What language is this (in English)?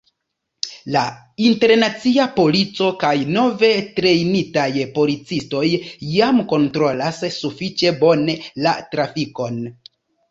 Esperanto